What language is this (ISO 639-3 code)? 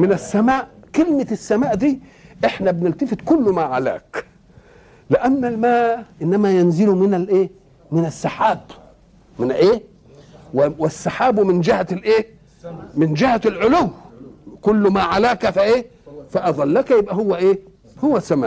ara